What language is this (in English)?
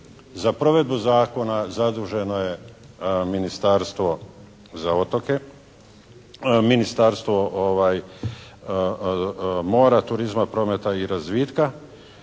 Croatian